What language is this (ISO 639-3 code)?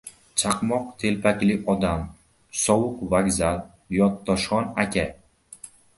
uzb